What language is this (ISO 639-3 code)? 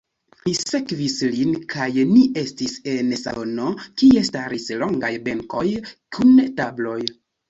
epo